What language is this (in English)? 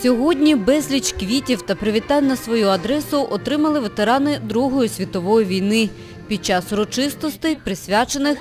Russian